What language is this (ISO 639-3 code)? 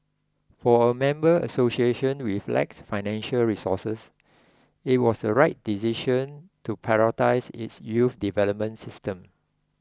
eng